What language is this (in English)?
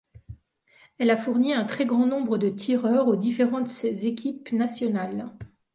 French